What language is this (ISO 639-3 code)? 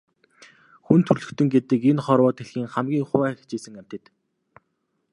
mon